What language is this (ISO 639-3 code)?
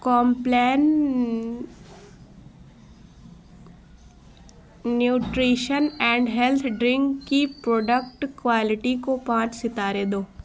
urd